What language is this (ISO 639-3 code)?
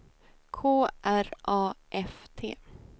swe